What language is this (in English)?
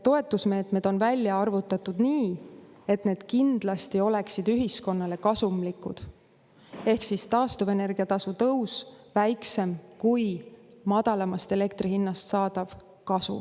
Estonian